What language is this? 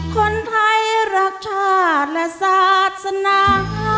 Thai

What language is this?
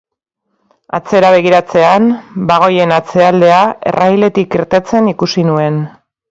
Basque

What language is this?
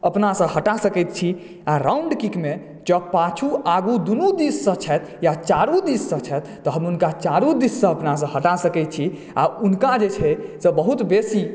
Maithili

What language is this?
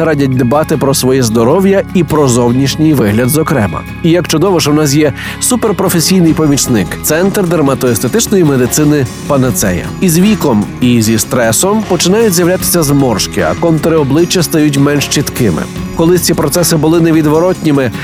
Ukrainian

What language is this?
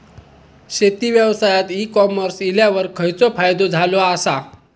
Marathi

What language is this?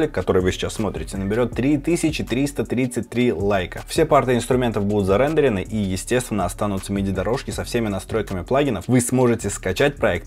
Russian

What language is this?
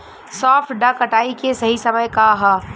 Bhojpuri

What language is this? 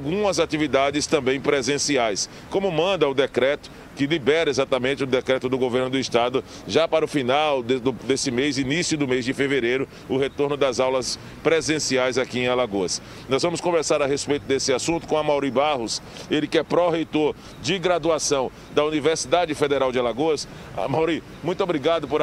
Portuguese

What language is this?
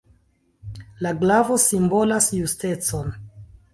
Esperanto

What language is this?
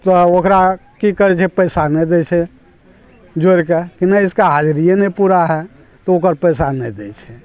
Maithili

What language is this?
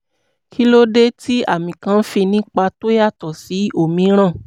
Yoruba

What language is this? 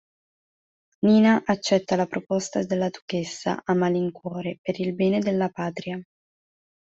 Italian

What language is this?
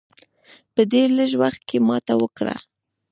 Pashto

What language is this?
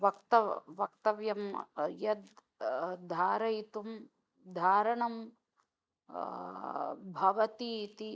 Sanskrit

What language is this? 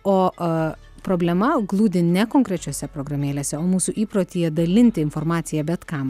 Lithuanian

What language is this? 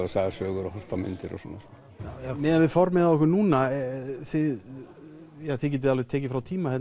Icelandic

